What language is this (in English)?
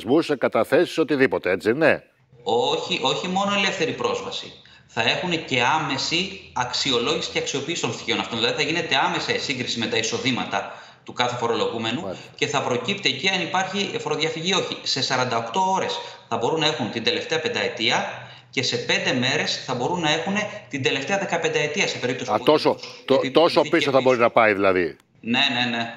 Greek